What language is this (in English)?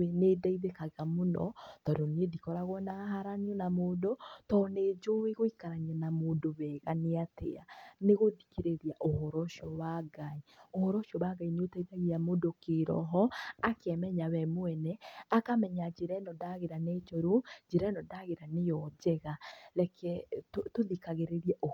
Kikuyu